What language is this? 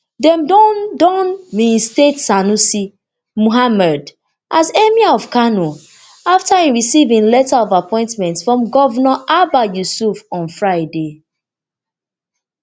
Nigerian Pidgin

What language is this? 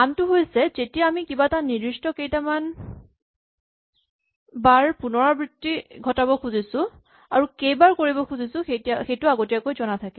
Assamese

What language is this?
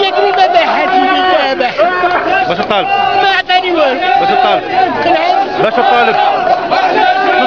Arabic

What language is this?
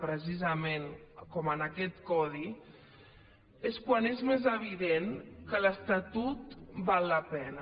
Catalan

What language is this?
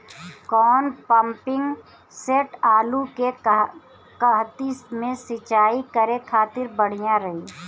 Bhojpuri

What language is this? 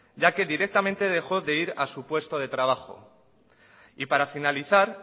Spanish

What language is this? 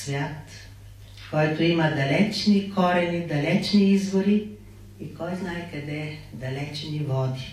Bulgarian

